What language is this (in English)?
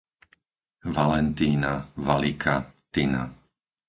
Slovak